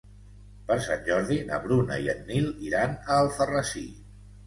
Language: Catalan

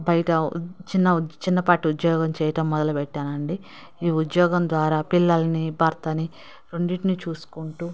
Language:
Telugu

